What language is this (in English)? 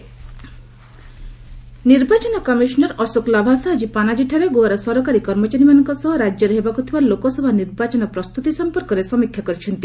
Odia